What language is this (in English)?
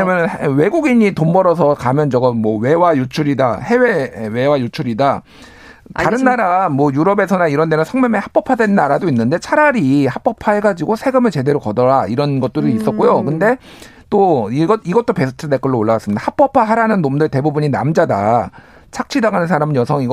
Korean